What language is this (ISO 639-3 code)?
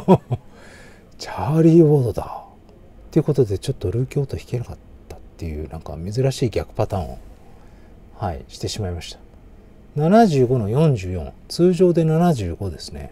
jpn